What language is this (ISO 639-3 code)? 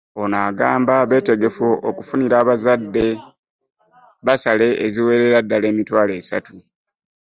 lug